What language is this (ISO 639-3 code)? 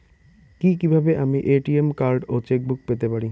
ben